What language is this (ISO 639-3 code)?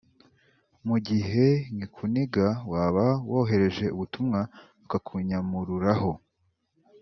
kin